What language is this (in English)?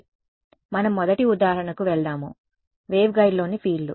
Telugu